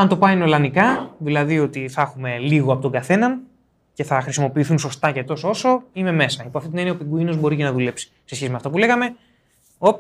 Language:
Greek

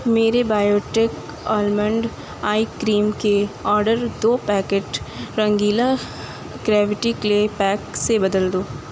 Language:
Urdu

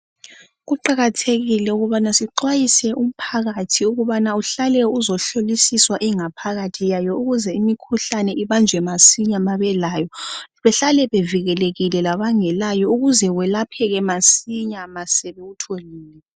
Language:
North Ndebele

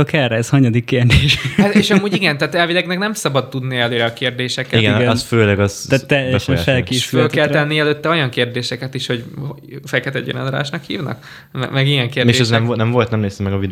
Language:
Hungarian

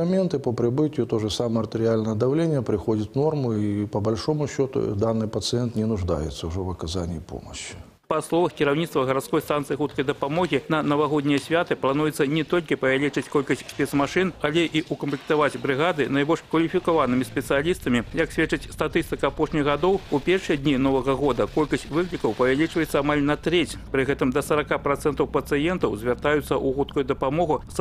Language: Russian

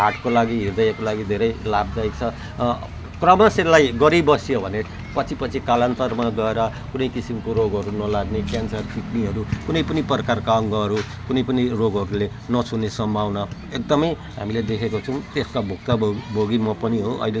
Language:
Nepali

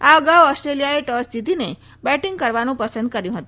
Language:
Gujarati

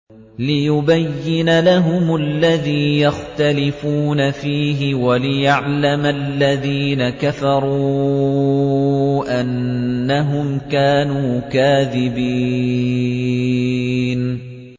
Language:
Arabic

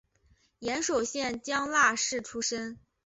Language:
Chinese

